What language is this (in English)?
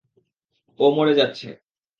Bangla